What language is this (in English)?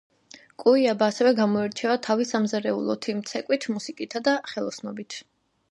Georgian